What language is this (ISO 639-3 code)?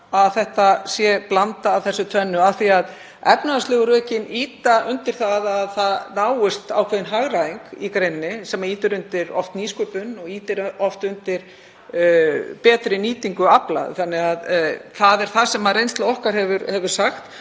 isl